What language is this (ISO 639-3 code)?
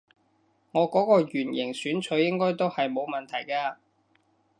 yue